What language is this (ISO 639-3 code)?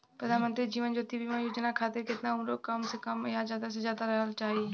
bho